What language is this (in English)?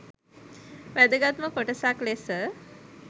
Sinhala